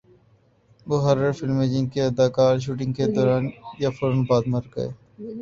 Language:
Urdu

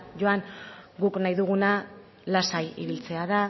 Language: Basque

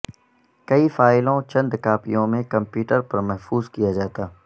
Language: Urdu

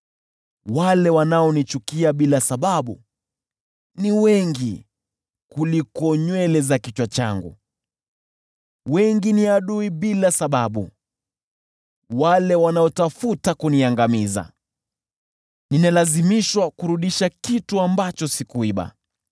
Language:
Swahili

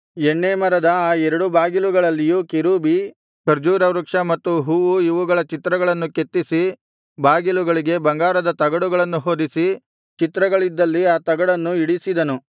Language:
Kannada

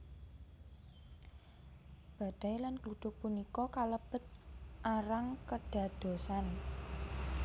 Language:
Javanese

